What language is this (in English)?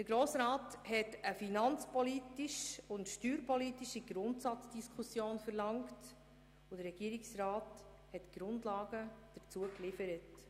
Swiss German